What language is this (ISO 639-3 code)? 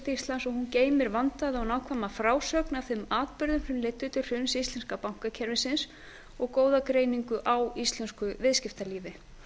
isl